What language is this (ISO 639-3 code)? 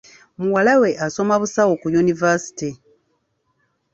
lug